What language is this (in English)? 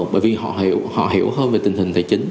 Vietnamese